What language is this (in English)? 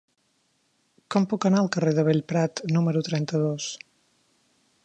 Catalan